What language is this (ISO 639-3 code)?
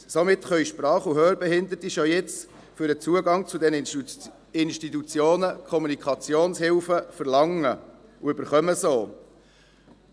gsw